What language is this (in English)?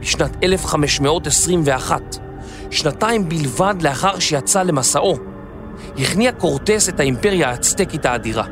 Hebrew